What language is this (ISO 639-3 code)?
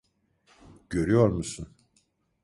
tur